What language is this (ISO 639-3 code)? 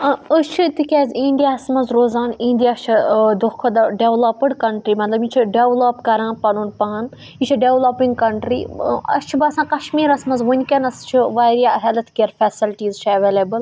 kas